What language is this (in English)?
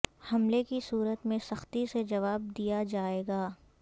Urdu